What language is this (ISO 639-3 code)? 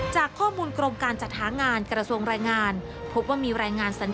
tha